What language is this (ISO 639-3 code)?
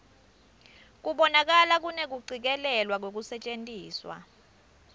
ssw